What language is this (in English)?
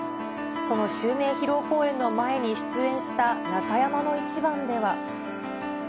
Japanese